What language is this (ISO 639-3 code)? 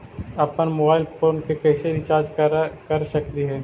mag